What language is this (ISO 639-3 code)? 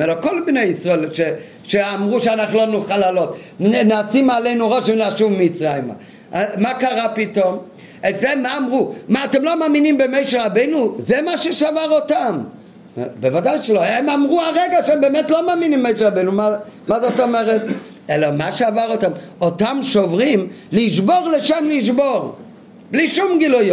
heb